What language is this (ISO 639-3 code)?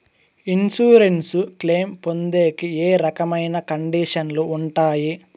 tel